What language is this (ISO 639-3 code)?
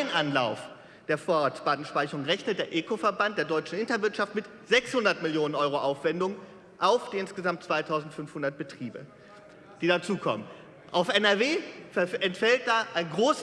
deu